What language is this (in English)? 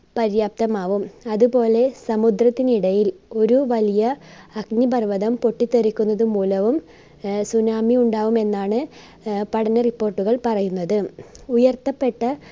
Malayalam